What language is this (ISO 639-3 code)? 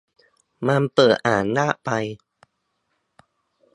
tha